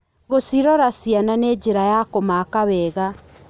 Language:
Kikuyu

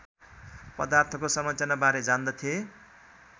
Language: Nepali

